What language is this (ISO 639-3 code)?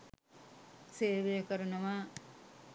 sin